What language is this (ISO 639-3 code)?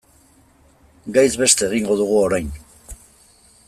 eus